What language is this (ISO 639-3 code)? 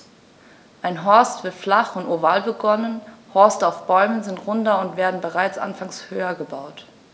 deu